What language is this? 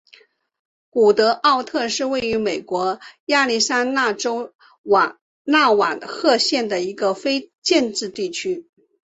Chinese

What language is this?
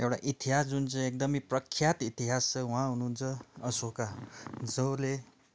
Nepali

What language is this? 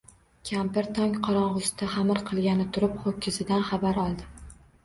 Uzbek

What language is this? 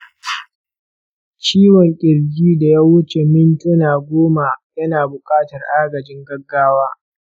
Hausa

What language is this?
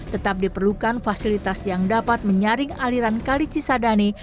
Indonesian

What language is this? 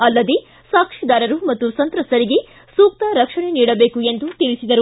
Kannada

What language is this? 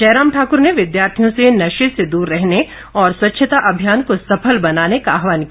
Hindi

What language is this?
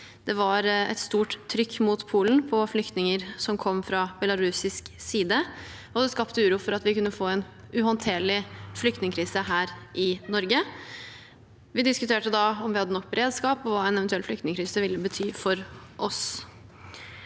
Norwegian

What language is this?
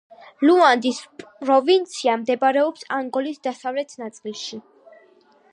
Georgian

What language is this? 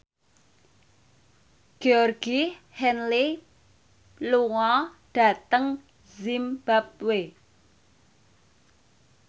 Javanese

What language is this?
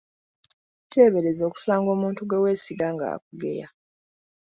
Ganda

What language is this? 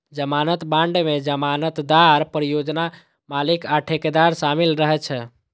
Maithili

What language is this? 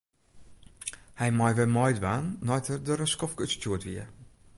Western Frisian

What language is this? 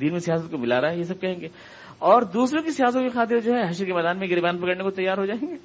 Urdu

